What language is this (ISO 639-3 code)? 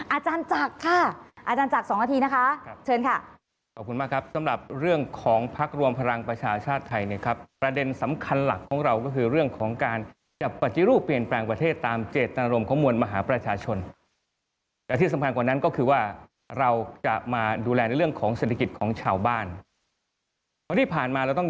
tha